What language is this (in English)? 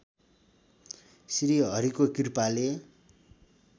Nepali